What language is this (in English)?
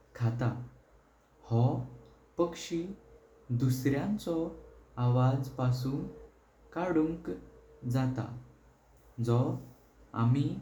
Konkani